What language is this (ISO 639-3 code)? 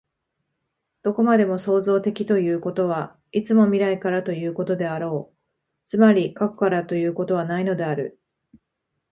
jpn